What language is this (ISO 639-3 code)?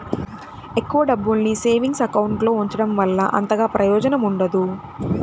tel